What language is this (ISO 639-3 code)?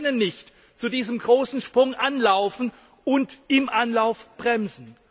deu